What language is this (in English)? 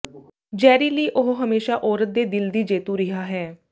Punjabi